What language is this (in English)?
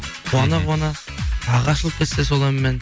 Kazakh